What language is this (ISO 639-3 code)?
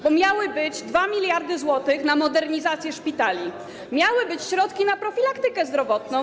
pol